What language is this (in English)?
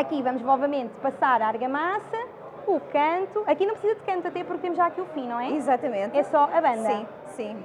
Portuguese